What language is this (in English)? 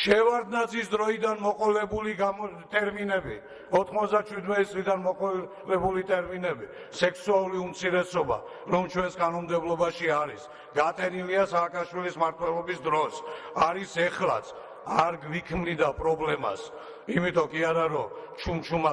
Turkish